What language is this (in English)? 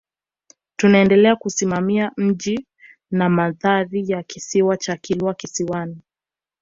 Swahili